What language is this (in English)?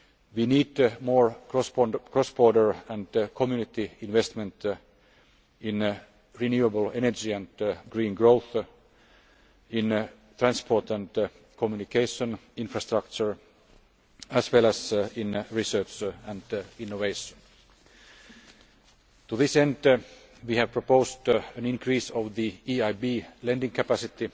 English